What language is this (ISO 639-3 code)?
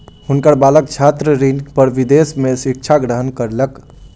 mai